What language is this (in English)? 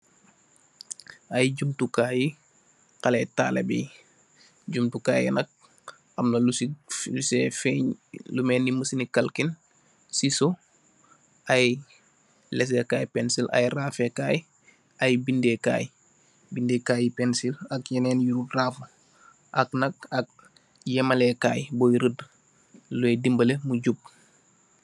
Wolof